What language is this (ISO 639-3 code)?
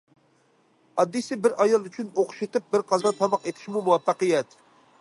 uig